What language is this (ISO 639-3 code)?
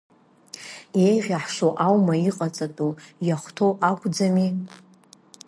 abk